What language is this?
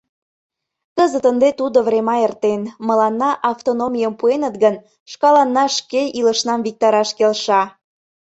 Mari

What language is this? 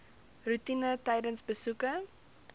Afrikaans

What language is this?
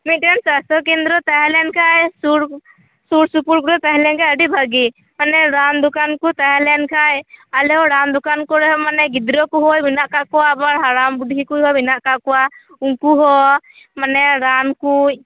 Santali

